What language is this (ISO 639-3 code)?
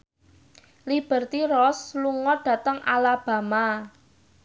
jav